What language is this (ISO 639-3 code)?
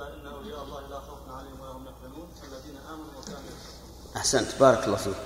ara